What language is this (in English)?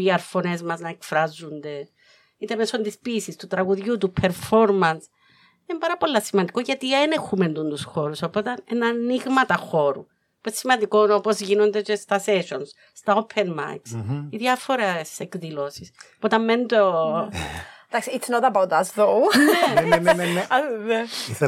Greek